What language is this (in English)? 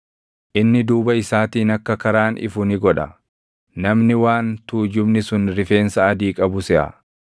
Oromo